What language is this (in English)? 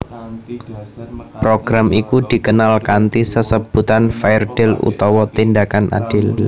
Javanese